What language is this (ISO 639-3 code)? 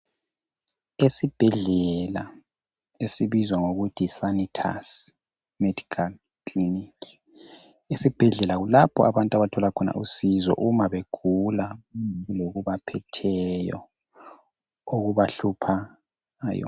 nde